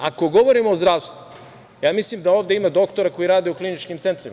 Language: Serbian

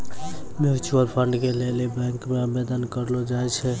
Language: Maithili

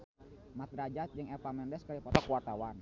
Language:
Sundanese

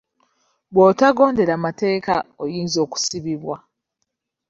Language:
Ganda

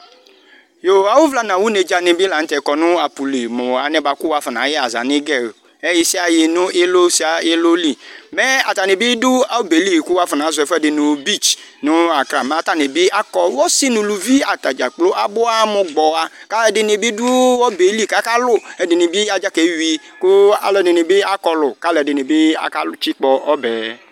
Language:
Ikposo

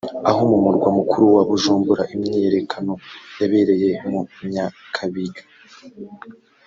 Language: Kinyarwanda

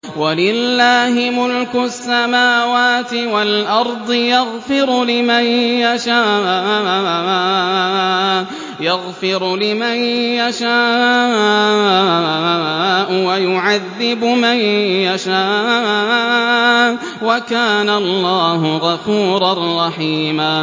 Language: Arabic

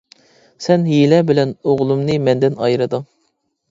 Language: Uyghur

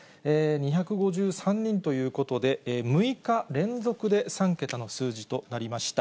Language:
Japanese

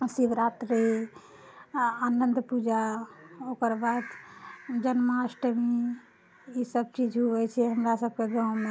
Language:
Maithili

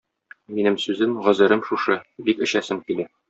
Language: Tatar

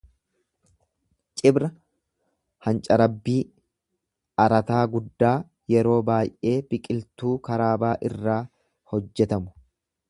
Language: Oromo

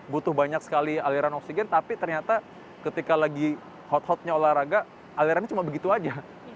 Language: Indonesian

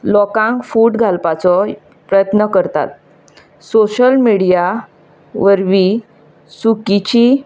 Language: Konkani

